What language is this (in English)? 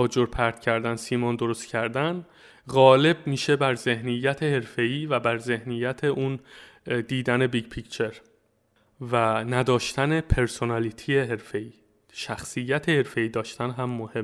Persian